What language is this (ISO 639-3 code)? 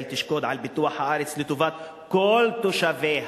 heb